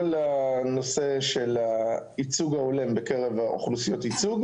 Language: Hebrew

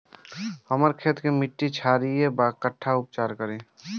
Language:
Bhojpuri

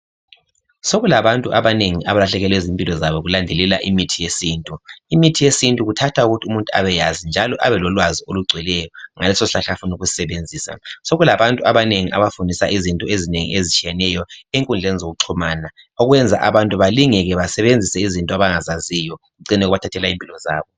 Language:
North Ndebele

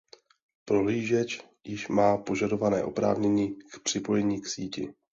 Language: Czech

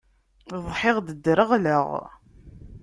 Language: Kabyle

